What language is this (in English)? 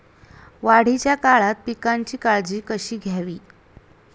Marathi